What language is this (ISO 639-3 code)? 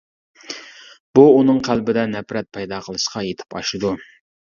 uig